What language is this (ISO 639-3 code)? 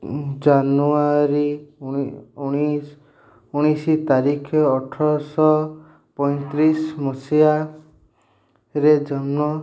ori